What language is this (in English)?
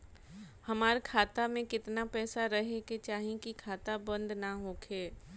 Bhojpuri